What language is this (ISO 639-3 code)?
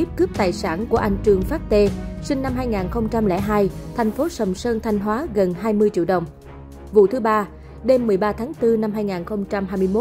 vie